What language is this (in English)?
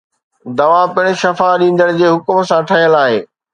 Sindhi